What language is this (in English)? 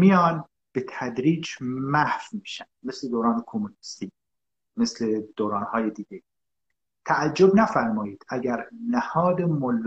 Persian